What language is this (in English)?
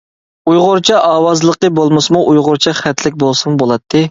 Uyghur